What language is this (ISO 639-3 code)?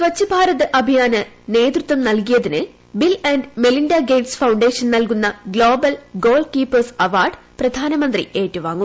mal